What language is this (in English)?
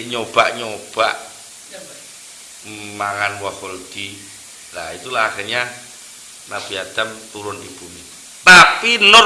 Indonesian